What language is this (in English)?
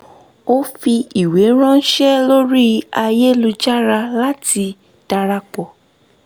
Yoruba